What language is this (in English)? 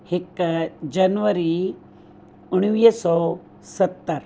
Sindhi